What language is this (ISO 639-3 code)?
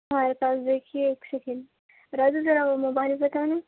urd